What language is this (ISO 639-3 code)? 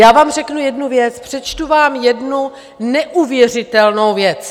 ces